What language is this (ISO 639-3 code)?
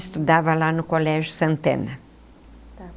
por